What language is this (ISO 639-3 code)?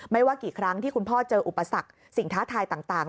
tha